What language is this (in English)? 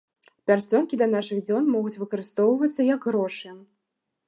Belarusian